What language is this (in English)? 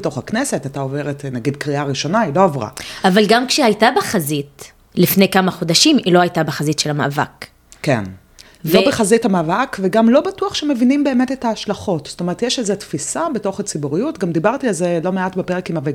Hebrew